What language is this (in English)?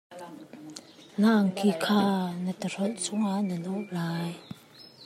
Hakha Chin